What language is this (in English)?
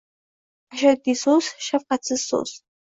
Uzbek